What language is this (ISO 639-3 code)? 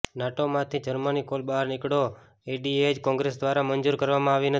guj